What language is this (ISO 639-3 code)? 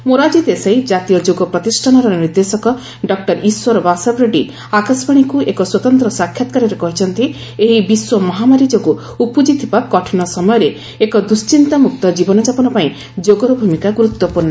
ori